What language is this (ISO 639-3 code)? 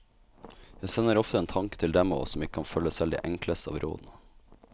nor